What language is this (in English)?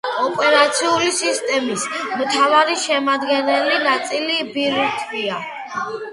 Georgian